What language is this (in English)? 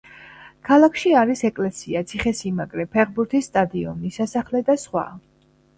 Georgian